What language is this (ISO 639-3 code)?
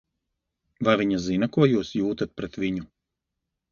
lav